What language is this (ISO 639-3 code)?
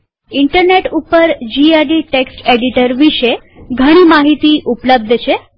guj